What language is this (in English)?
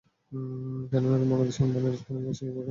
Bangla